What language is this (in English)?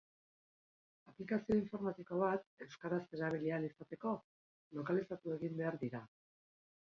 Basque